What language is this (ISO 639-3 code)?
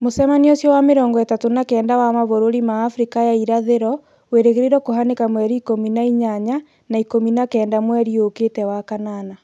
kik